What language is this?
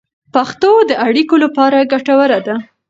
Pashto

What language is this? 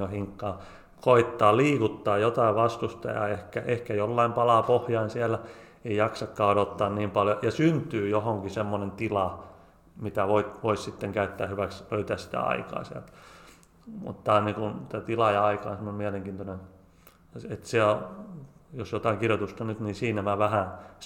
Finnish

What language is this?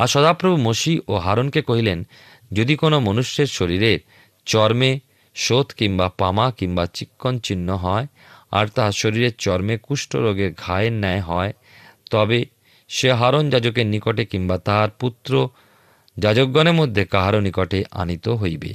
Bangla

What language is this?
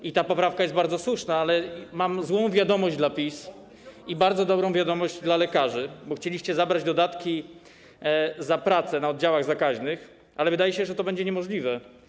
Polish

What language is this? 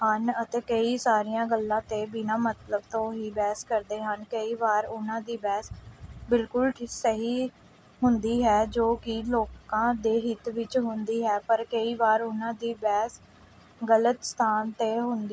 Punjabi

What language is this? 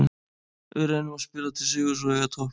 Icelandic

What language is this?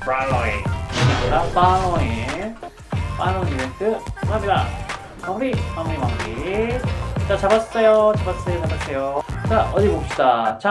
Korean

